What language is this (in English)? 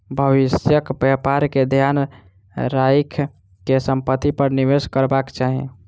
Maithili